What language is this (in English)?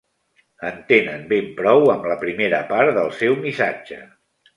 Catalan